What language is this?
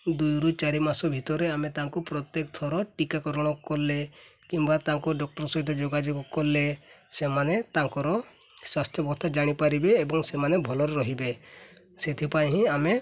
Odia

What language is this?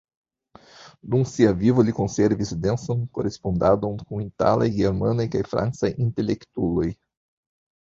Esperanto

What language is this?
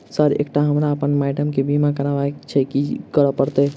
Maithili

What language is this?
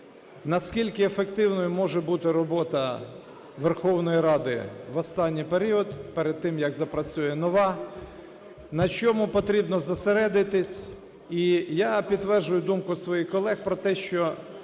Ukrainian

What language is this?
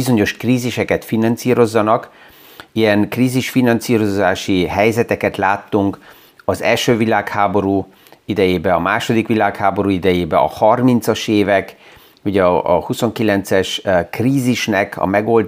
Hungarian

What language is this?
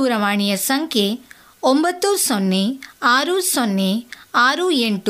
Kannada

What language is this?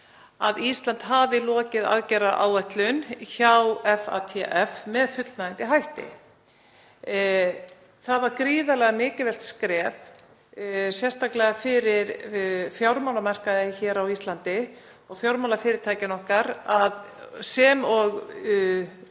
Icelandic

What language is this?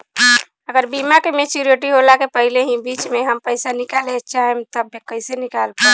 Bhojpuri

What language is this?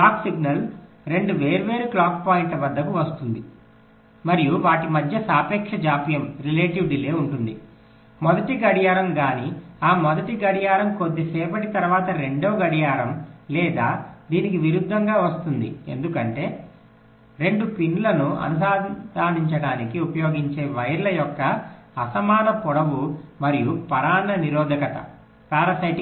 Telugu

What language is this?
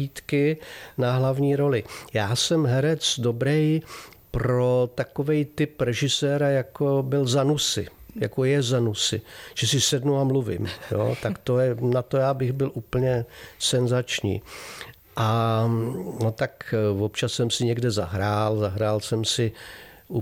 Czech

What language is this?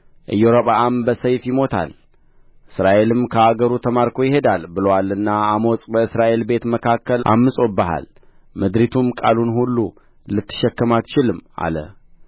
Amharic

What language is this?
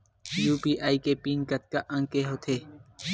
Chhattisgarhi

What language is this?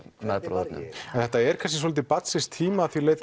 Icelandic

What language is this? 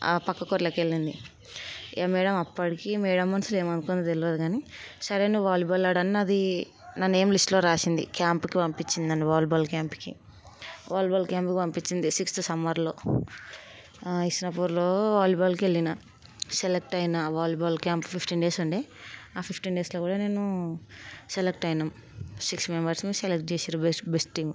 Telugu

